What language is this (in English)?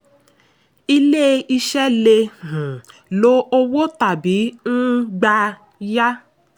Yoruba